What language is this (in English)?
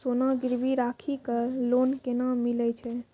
Maithili